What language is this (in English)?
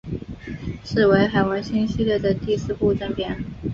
Chinese